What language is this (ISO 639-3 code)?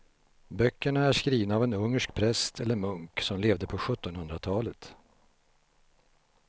swe